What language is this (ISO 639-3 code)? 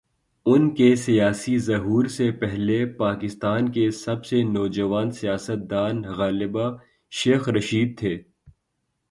urd